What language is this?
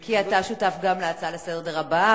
Hebrew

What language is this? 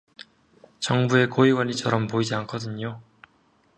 Korean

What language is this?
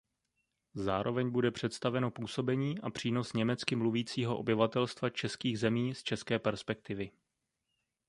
Czech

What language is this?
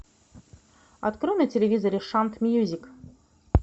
Russian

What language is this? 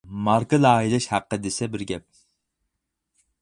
Uyghur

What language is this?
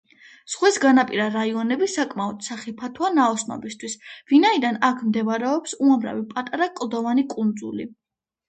Georgian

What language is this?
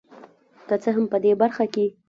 Pashto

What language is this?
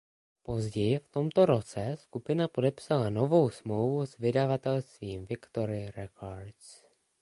Czech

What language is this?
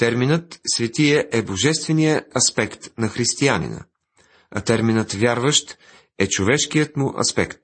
Bulgarian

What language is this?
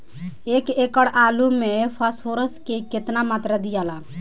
Bhojpuri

